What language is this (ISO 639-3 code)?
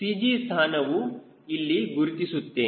kan